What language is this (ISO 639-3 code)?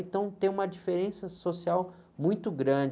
por